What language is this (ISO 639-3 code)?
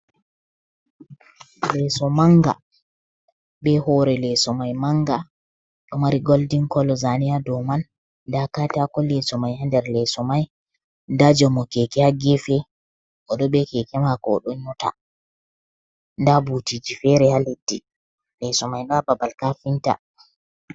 ful